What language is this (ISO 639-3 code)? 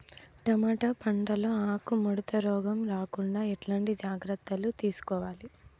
tel